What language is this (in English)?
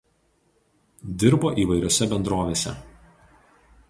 Lithuanian